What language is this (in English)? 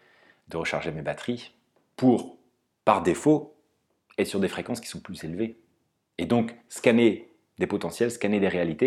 French